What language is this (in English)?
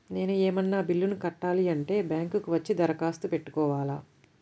Telugu